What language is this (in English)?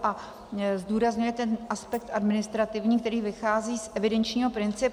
Czech